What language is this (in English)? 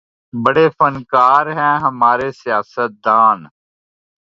Urdu